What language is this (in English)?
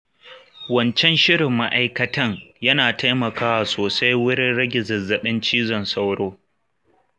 Hausa